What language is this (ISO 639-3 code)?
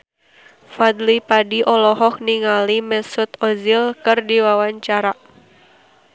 sun